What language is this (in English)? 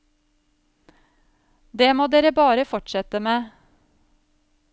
Norwegian